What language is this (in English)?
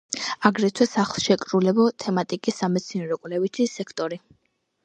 Georgian